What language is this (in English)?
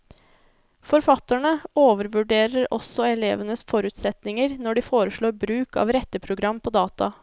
Norwegian